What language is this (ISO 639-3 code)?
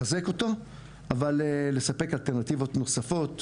heb